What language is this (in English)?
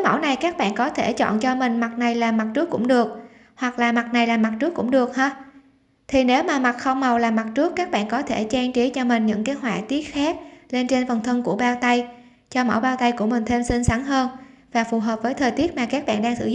Vietnamese